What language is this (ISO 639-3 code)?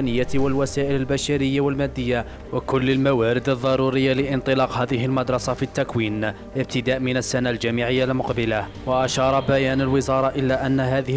ara